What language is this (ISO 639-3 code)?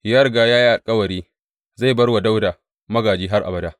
hau